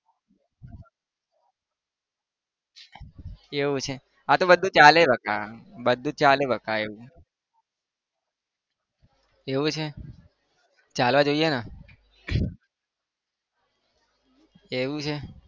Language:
Gujarati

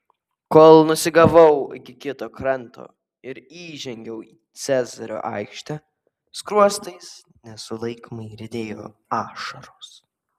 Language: Lithuanian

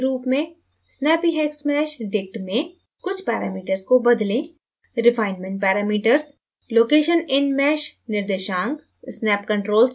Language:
Hindi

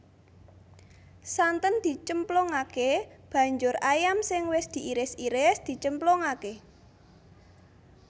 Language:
Javanese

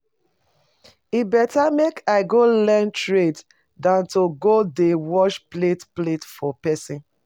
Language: Nigerian Pidgin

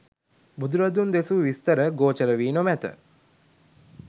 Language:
Sinhala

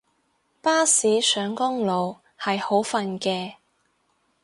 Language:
Cantonese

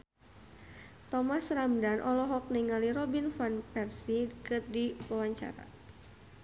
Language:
Sundanese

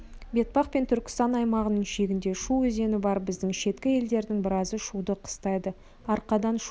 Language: Kazakh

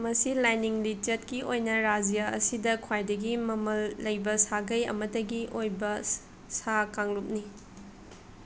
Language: Manipuri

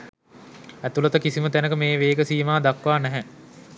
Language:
Sinhala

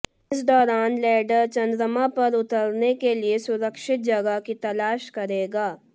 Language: Hindi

